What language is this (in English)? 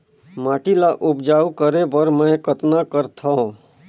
Chhattisgarhi